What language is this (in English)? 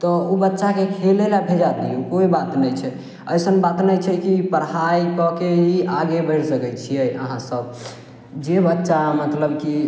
Maithili